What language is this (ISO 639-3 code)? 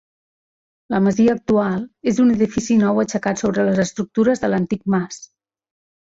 cat